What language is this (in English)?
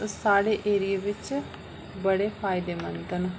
Dogri